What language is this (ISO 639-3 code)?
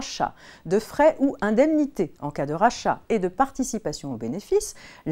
fra